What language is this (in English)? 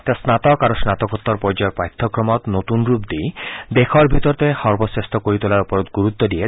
Assamese